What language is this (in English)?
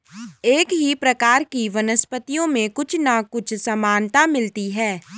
Hindi